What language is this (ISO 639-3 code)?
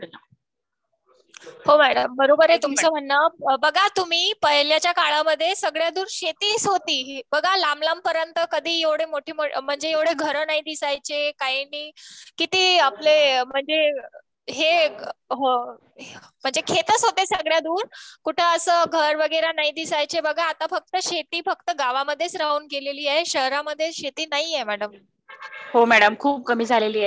mar